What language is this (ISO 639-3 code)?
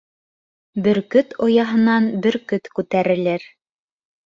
bak